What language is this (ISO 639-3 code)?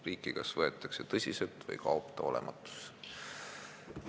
est